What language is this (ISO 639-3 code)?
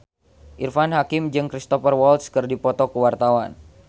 sun